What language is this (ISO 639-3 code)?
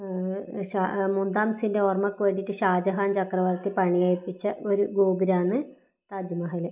mal